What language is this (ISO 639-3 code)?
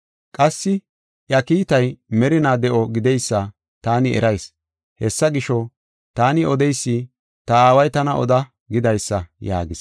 gof